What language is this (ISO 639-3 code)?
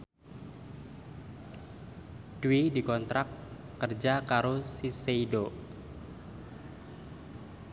jav